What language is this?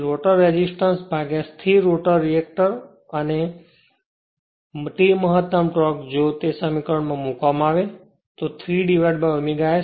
Gujarati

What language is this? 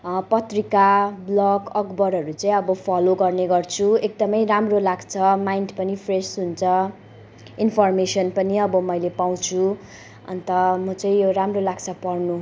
Nepali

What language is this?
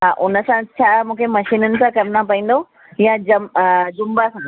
Sindhi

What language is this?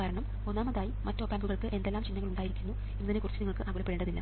Malayalam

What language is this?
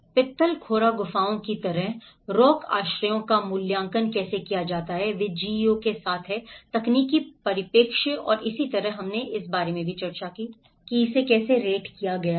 Hindi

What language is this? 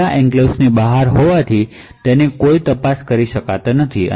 Gujarati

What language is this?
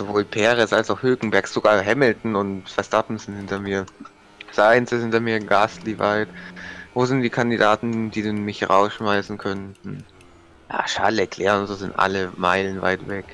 German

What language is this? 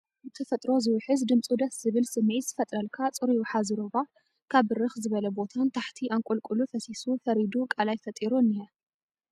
Tigrinya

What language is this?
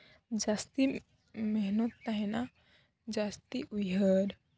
Santali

